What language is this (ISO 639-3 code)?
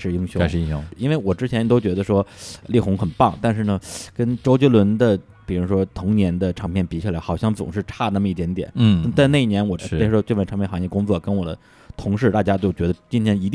zho